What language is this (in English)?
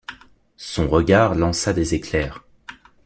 French